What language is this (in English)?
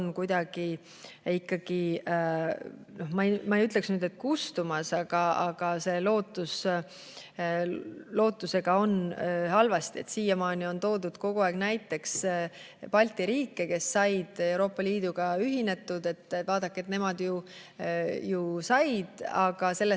Estonian